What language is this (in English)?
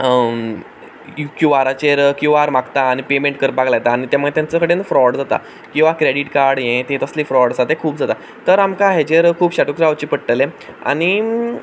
Konkani